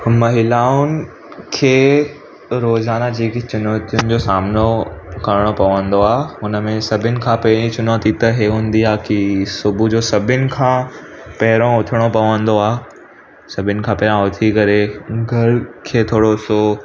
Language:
Sindhi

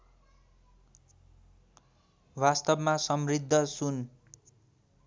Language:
Nepali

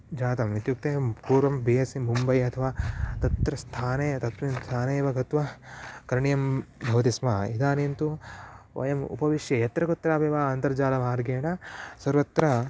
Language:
Sanskrit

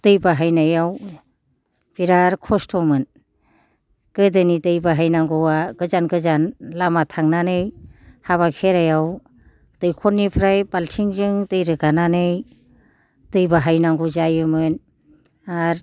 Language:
Bodo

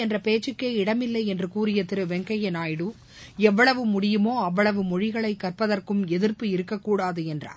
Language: Tamil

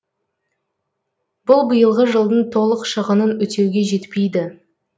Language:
Kazakh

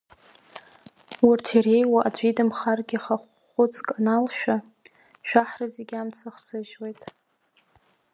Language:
Abkhazian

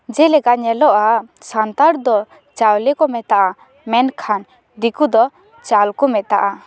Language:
Santali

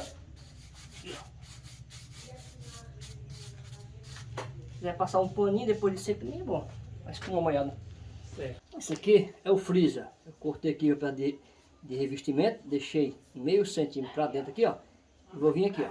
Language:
Portuguese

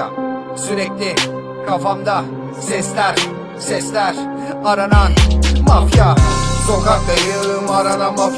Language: Turkish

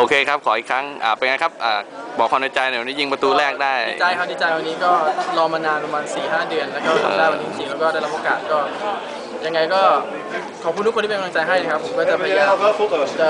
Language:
Thai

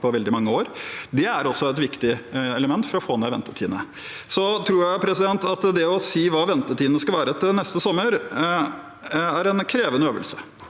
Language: Norwegian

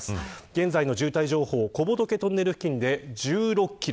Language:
Japanese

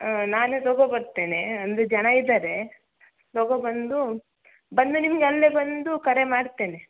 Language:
Kannada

